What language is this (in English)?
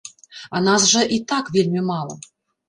Belarusian